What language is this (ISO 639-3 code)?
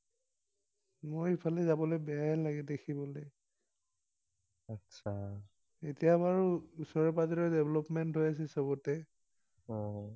asm